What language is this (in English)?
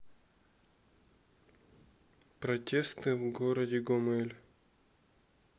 Russian